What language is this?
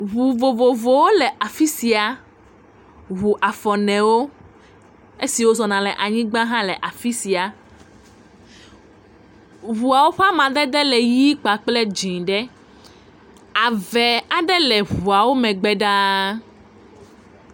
Ewe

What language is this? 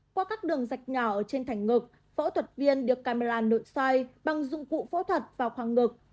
Vietnamese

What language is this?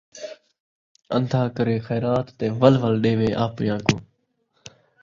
Saraiki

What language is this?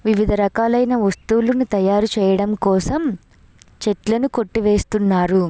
Telugu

